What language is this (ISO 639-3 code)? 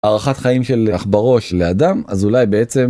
heb